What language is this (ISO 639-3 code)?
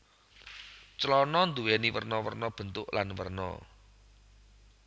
jav